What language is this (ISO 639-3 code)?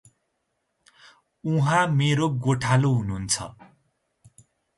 nep